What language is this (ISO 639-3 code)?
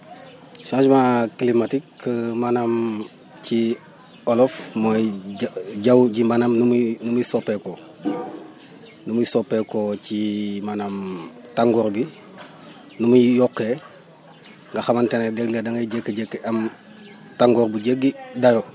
wol